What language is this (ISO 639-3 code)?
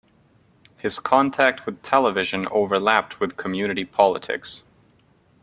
eng